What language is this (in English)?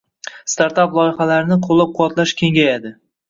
Uzbek